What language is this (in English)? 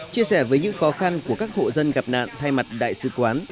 Vietnamese